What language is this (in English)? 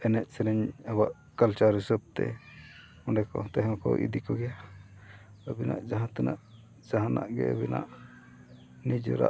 Santali